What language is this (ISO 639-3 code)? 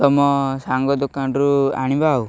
ori